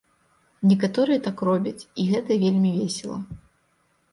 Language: Belarusian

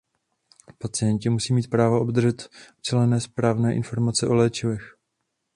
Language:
Czech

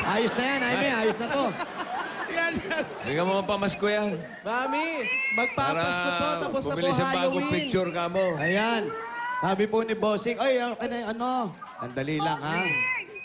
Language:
Filipino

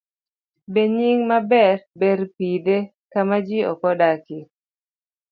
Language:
Luo (Kenya and Tanzania)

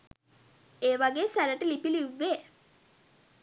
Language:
Sinhala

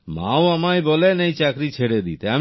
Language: Bangla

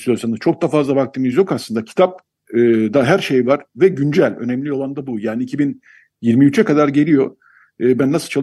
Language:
Turkish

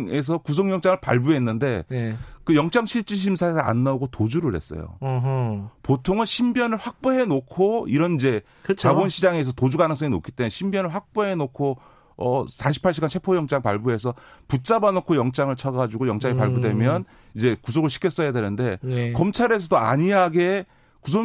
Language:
Korean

